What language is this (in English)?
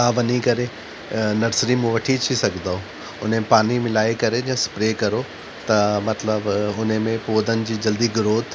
Sindhi